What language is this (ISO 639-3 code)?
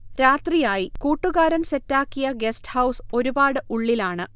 mal